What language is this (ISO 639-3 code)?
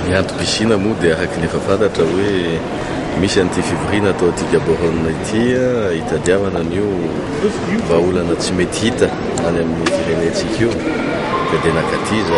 fra